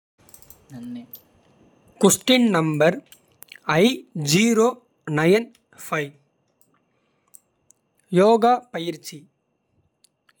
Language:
Kota (India)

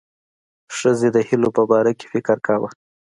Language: Pashto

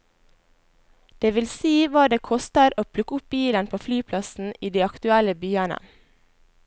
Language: Norwegian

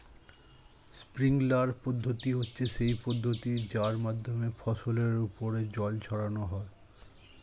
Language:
Bangla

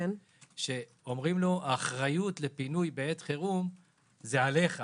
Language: Hebrew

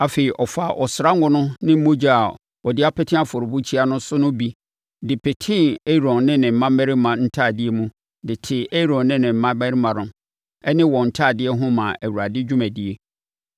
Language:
Akan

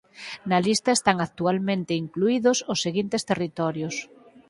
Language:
Galician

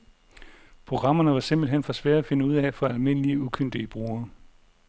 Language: Danish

